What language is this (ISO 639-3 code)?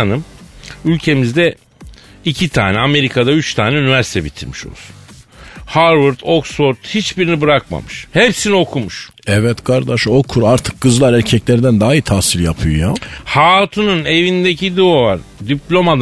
tur